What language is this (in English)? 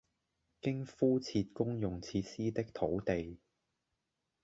Cantonese